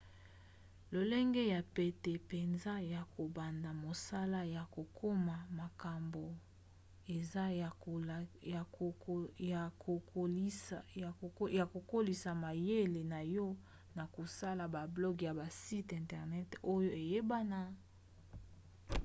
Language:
Lingala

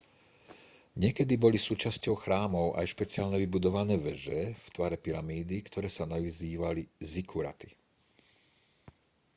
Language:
Slovak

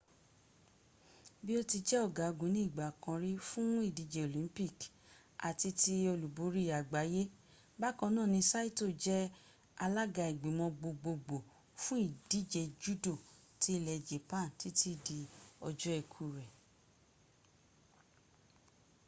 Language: Yoruba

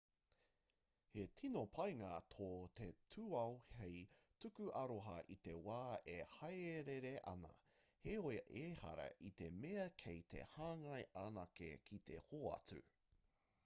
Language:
Māori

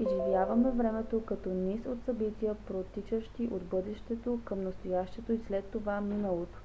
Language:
Bulgarian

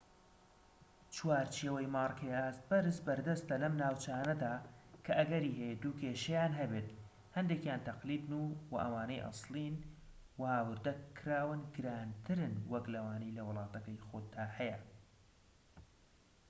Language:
Central Kurdish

